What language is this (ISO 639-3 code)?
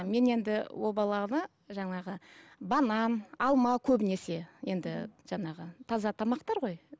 kaz